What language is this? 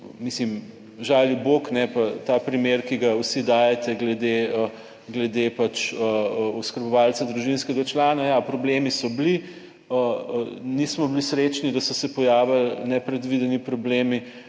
Slovenian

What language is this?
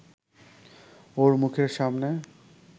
Bangla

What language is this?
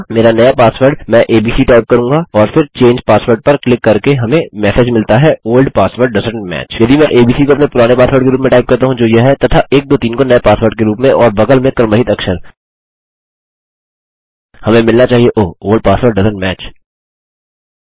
Hindi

